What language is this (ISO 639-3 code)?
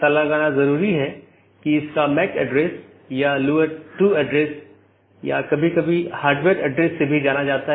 hin